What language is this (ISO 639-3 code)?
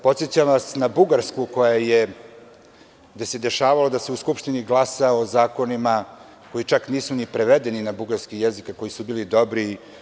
srp